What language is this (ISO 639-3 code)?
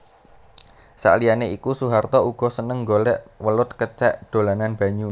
jav